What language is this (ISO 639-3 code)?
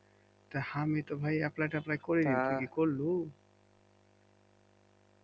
ben